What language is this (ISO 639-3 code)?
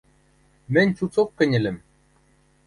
mrj